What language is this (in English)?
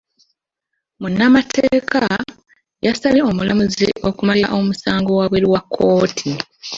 Ganda